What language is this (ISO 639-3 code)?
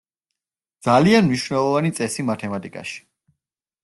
kat